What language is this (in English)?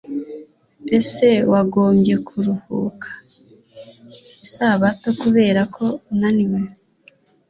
Kinyarwanda